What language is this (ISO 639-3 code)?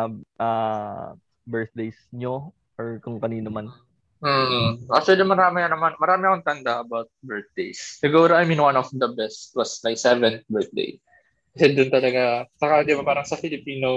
fil